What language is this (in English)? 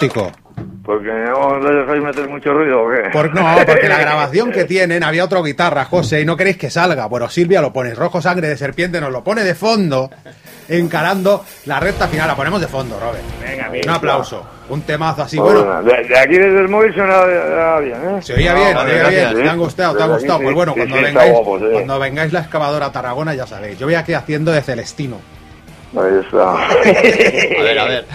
Spanish